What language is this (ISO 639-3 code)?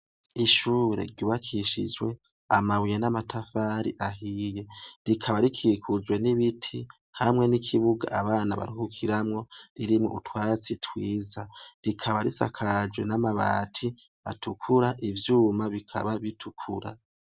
run